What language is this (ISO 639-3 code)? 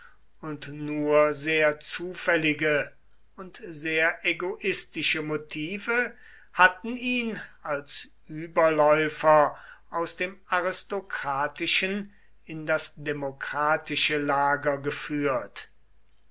deu